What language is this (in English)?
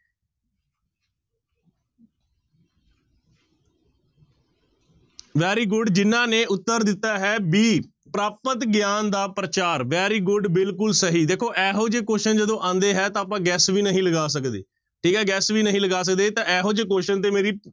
Punjabi